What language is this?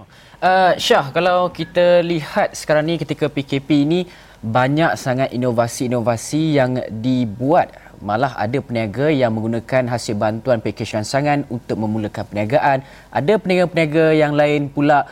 Malay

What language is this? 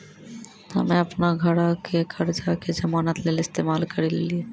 Maithili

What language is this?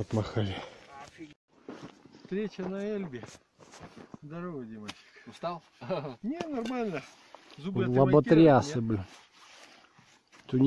Russian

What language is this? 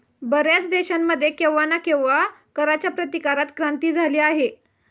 Marathi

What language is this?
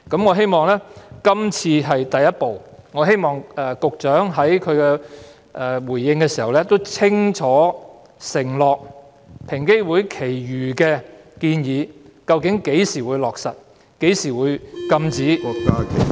Cantonese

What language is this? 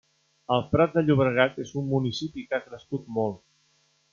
Catalan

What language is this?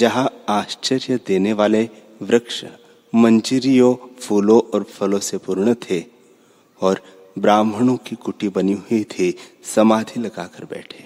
Hindi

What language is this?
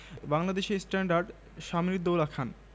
Bangla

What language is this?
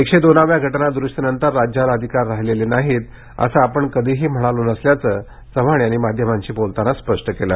Marathi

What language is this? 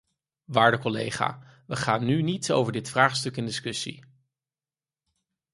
Dutch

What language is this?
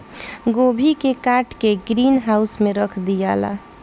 Bhojpuri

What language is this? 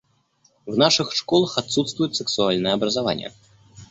Russian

